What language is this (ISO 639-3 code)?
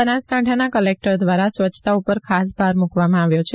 guj